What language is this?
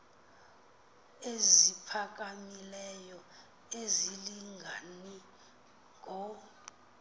Xhosa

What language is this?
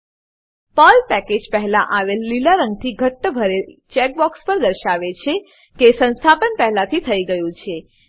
Gujarati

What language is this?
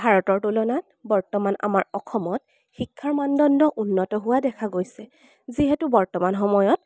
Assamese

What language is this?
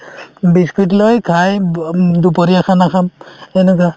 Assamese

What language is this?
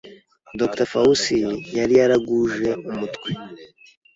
Kinyarwanda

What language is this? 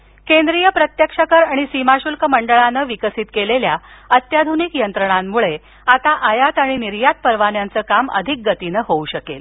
Marathi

